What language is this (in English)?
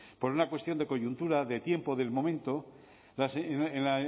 Spanish